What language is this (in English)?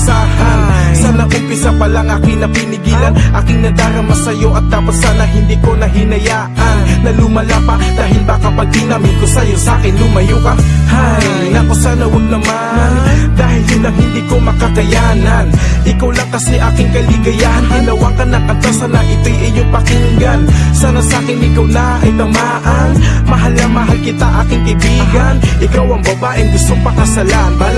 Indonesian